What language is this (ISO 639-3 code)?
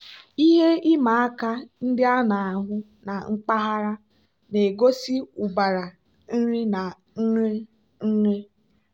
ibo